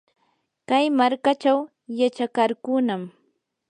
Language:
Yanahuanca Pasco Quechua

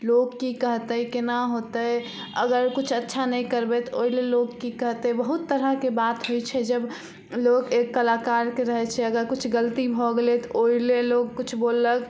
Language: Maithili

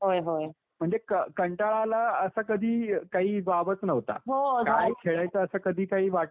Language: Marathi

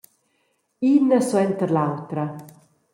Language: Romansh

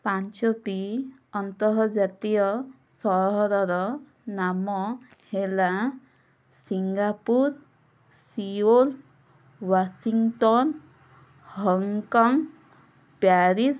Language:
Odia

